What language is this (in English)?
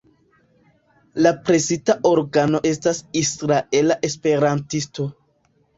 Esperanto